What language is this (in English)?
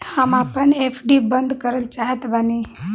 Bhojpuri